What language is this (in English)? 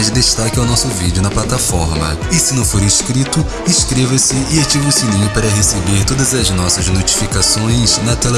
Portuguese